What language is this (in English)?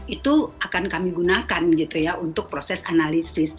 Indonesian